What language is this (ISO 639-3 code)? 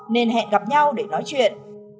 vie